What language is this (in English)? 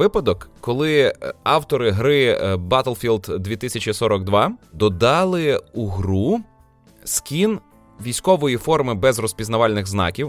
Ukrainian